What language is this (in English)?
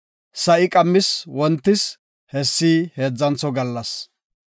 Gofa